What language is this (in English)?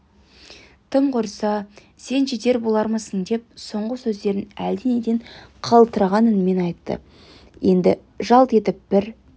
Kazakh